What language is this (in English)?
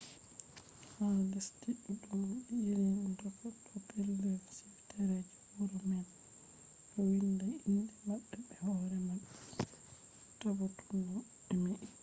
Fula